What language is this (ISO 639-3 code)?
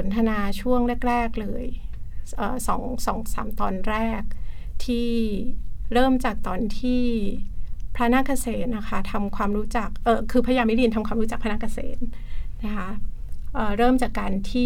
tha